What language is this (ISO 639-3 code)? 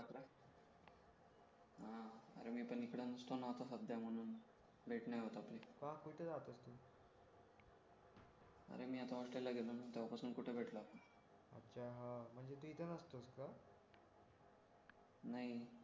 mar